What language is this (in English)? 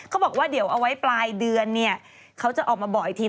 Thai